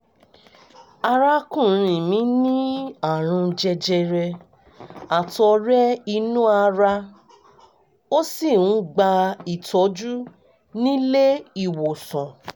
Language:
Yoruba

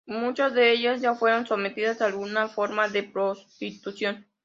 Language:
Spanish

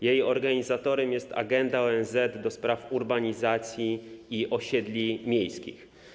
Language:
Polish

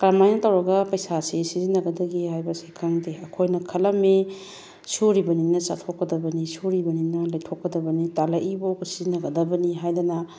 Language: Manipuri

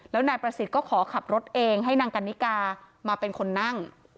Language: Thai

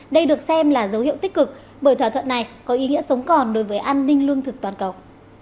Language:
Vietnamese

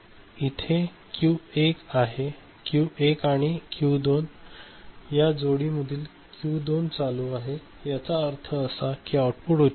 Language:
Marathi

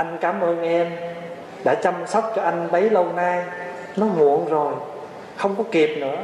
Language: Vietnamese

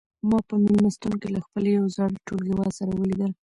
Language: Pashto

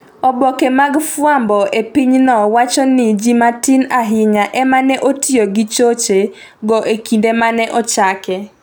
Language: Luo (Kenya and Tanzania)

